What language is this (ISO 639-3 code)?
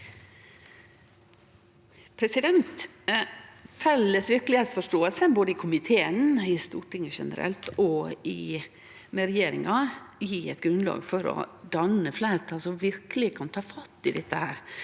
nor